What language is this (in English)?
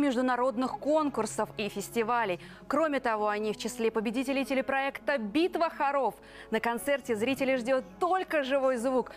Russian